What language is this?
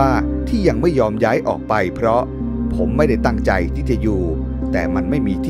Thai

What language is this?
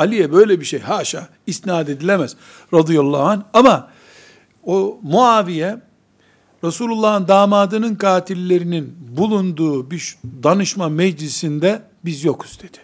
Turkish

